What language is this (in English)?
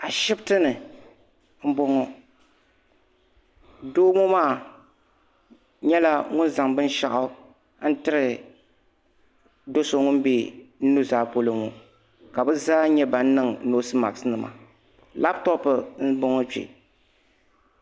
Dagbani